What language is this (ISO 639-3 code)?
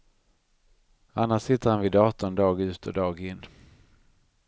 swe